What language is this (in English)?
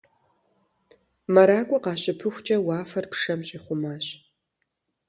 Kabardian